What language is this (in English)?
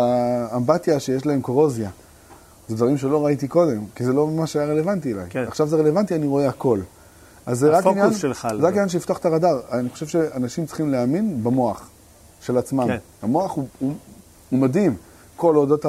Hebrew